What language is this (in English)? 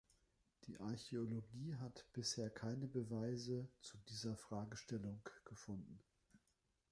German